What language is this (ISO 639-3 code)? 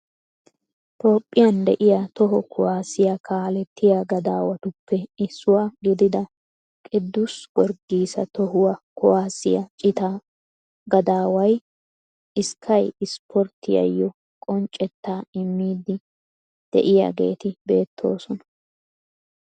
wal